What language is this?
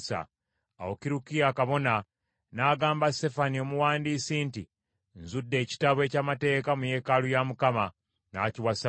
Ganda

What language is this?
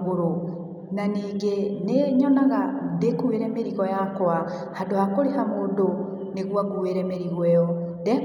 Kikuyu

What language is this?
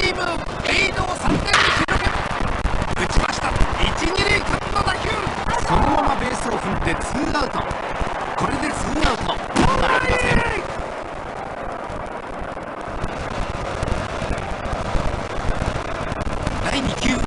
Japanese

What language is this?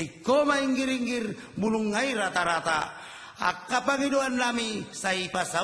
Indonesian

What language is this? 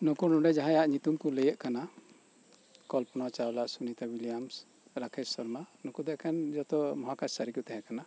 Santali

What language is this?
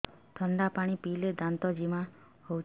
Odia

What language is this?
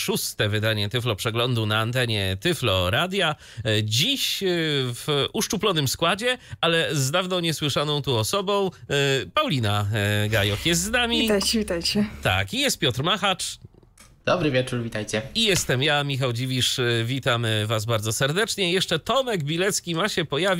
Polish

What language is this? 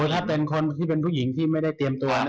Thai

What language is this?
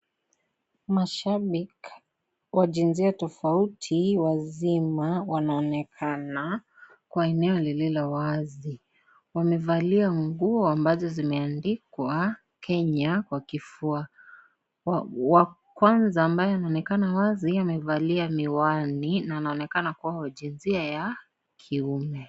Swahili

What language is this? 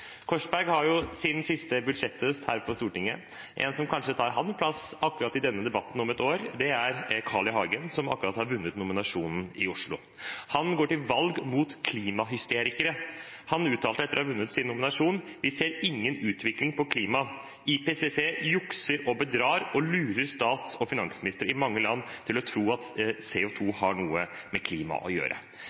Norwegian Bokmål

